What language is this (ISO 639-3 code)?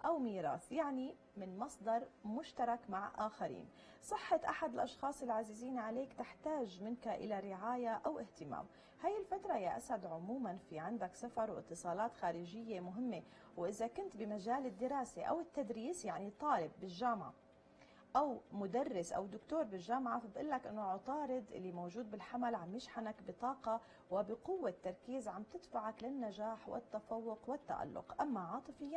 ara